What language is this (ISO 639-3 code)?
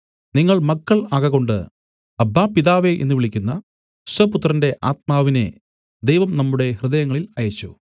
mal